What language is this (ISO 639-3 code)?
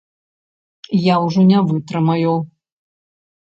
bel